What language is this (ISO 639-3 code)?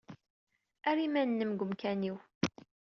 kab